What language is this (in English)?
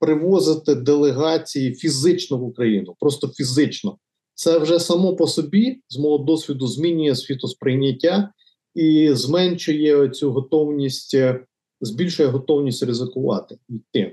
Ukrainian